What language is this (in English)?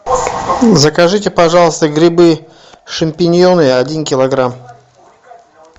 Russian